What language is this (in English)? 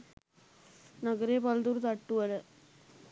Sinhala